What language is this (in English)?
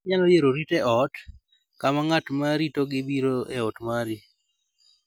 Luo (Kenya and Tanzania)